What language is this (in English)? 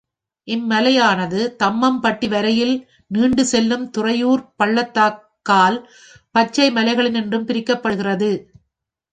Tamil